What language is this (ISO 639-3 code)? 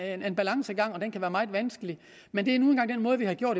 dan